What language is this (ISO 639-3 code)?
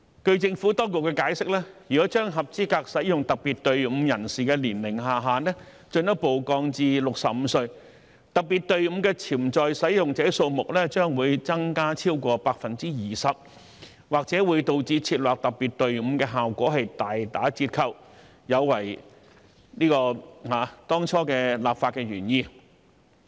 yue